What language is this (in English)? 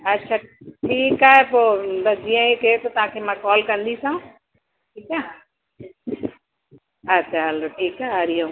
Sindhi